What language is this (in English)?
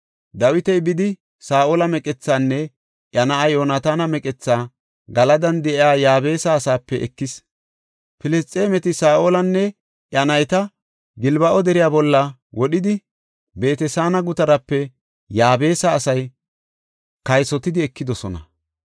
Gofa